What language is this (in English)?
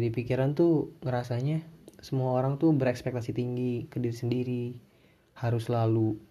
Indonesian